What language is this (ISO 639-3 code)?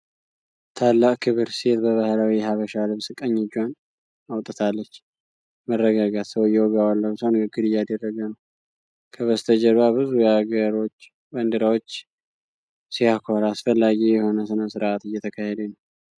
amh